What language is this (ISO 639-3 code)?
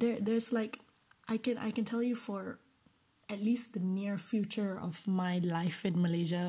eng